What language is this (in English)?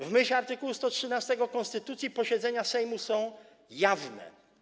Polish